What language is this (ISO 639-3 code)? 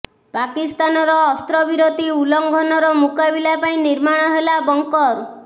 ori